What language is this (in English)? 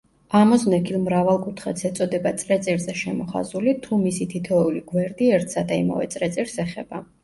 Georgian